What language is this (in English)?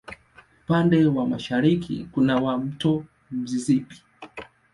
Swahili